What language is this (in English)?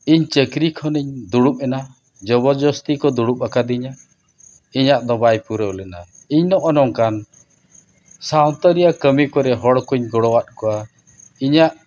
Santali